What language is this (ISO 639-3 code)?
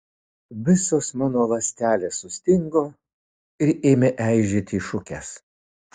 lit